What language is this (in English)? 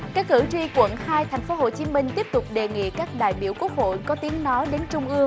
Vietnamese